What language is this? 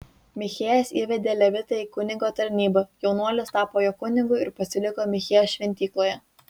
Lithuanian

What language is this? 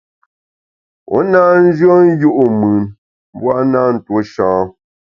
Bamun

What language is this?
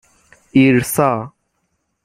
Persian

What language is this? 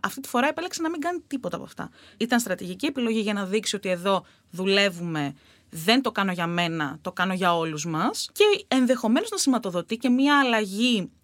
Greek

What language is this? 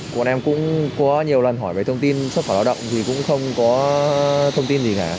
Vietnamese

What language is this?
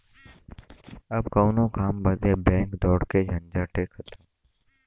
Bhojpuri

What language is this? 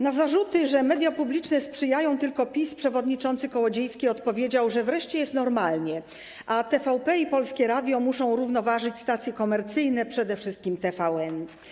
Polish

